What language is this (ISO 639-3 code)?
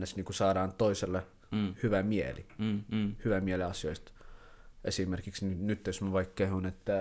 fin